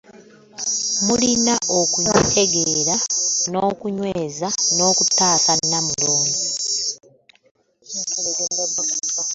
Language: Ganda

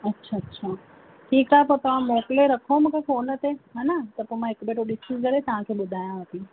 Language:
Sindhi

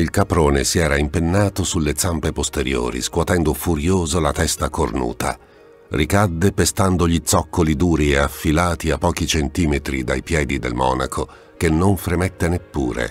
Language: Italian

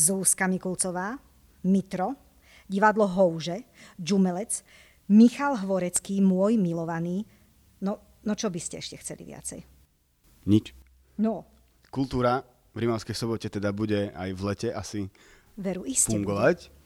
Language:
Slovak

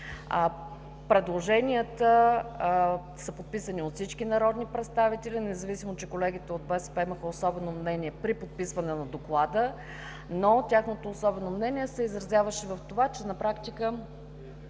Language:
Bulgarian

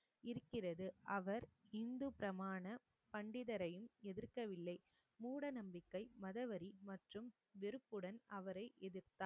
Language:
Tamil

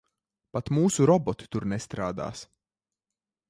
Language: Latvian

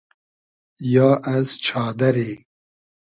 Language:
Hazaragi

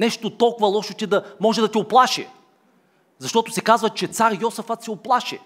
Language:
Bulgarian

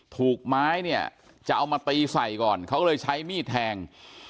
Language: Thai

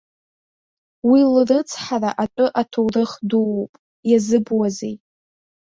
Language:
Abkhazian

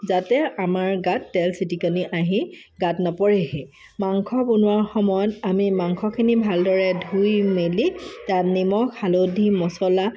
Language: Assamese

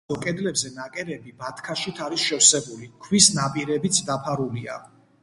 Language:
Georgian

